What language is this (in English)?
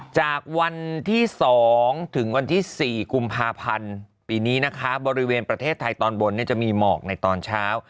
Thai